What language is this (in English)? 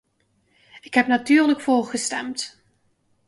Dutch